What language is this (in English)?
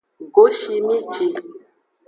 Aja (Benin)